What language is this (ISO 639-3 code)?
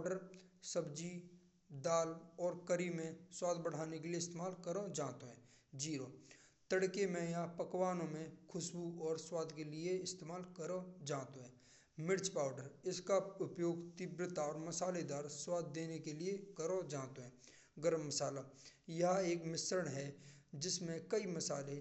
bra